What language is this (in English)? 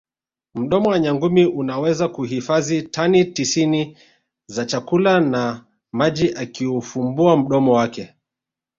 Swahili